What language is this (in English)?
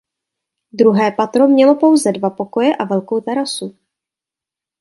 Czech